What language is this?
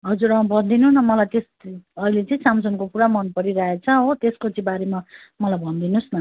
Nepali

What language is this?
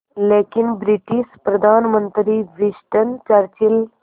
Hindi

